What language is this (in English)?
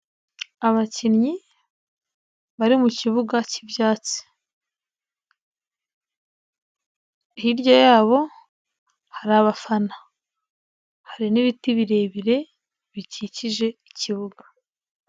Kinyarwanda